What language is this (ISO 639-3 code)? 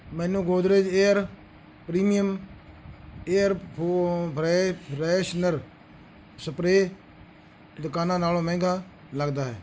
pan